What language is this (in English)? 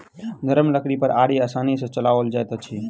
Maithili